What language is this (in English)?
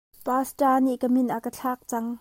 Hakha Chin